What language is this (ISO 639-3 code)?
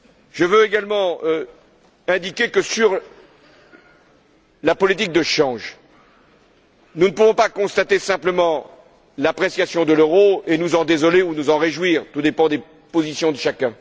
fra